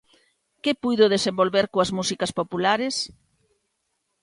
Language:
Galician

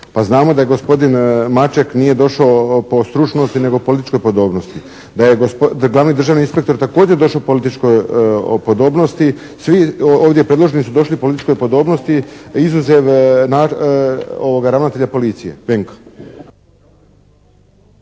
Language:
Croatian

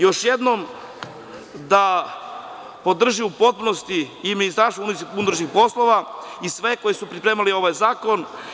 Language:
Serbian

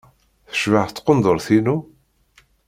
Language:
Kabyle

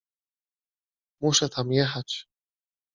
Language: Polish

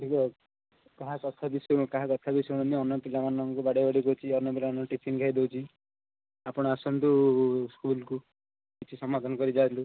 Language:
Odia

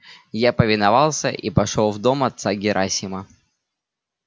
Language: Russian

